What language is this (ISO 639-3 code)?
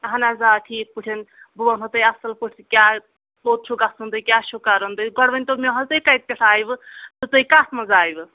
kas